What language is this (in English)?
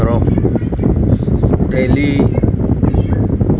Assamese